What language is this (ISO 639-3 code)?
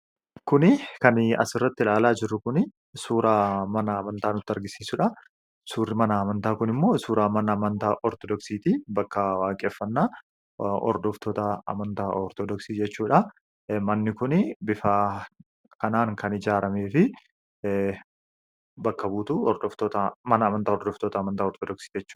orm